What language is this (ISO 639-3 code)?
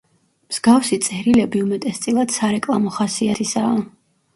kat